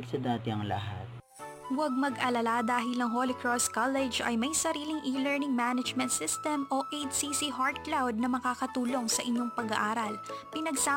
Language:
Filipino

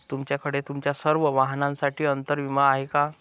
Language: Marathi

